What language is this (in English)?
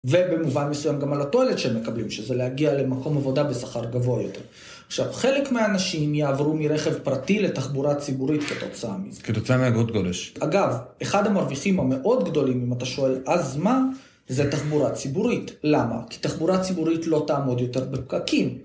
Hebrew